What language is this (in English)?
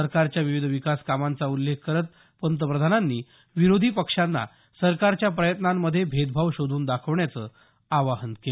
Marathi